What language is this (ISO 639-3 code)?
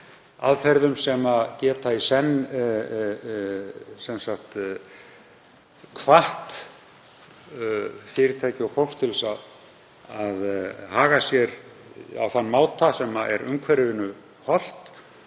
isl